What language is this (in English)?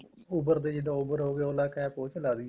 Punjabi